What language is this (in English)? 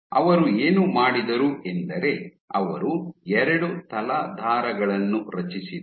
Kannada